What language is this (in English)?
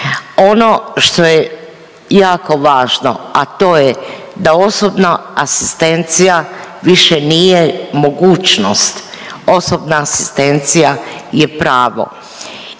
Croatian